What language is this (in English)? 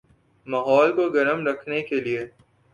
Urdu